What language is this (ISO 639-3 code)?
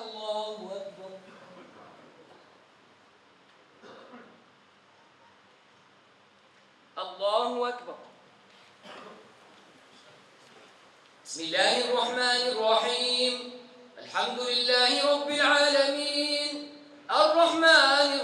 ara